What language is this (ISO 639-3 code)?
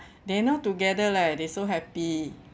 eng